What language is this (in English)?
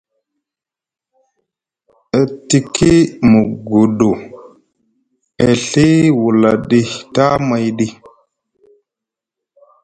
Musgu